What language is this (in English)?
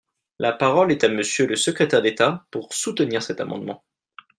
French